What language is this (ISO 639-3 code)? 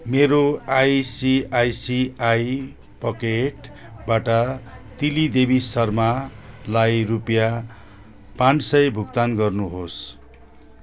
nep